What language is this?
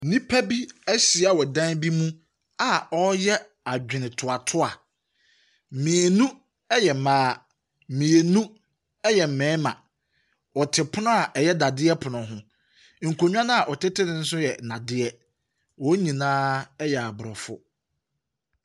Akan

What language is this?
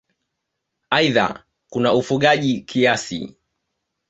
Swahili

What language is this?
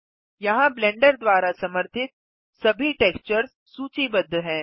Hindi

